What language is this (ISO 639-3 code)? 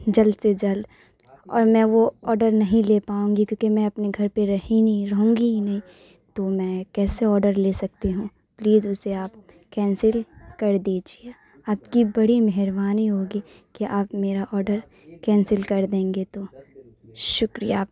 urd